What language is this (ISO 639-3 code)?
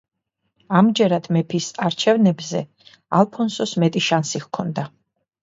kat